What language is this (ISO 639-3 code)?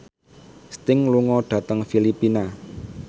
jav